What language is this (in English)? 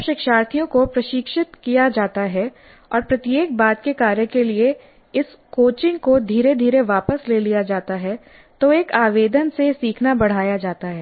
Hindi